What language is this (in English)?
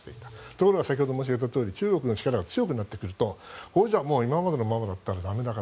Japanese